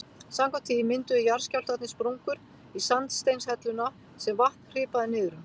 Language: Icelandic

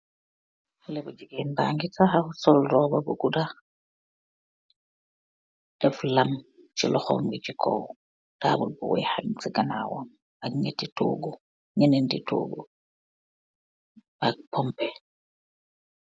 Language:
Wolof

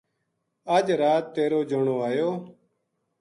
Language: Gujari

